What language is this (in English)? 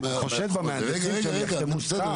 Hebrew